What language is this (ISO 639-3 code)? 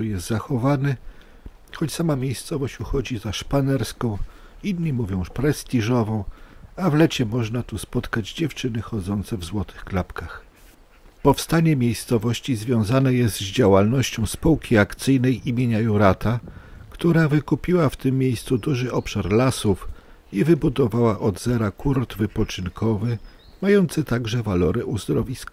pol